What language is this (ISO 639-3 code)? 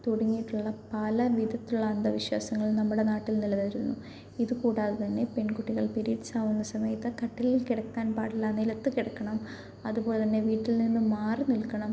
mal